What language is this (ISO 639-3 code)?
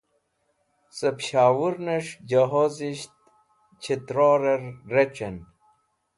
wbl